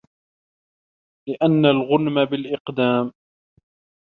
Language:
Arabic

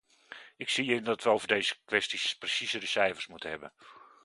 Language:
Dutch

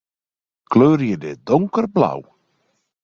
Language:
Western Frisian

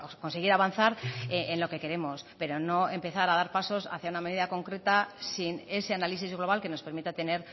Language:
Spanish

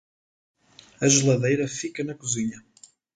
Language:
Portuguese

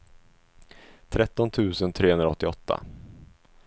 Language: Swedish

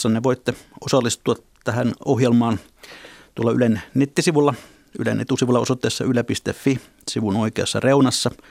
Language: Finnish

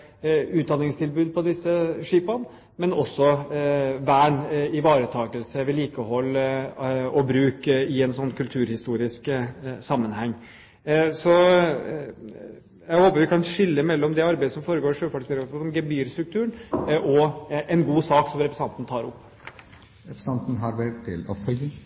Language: Norwegian Bokmål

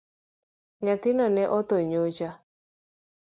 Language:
Luo (Kenya and Tanzania)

